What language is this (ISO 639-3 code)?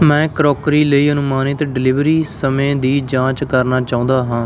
pan